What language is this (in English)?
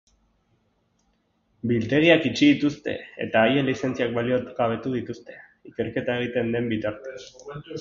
Basque